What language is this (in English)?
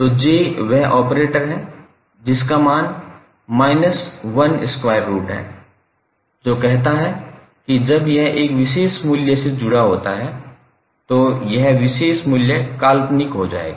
Hindi